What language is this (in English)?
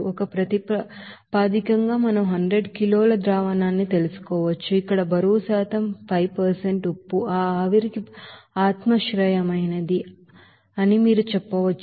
Telugu